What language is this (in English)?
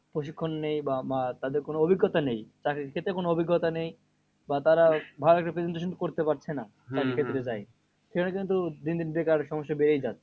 Bangla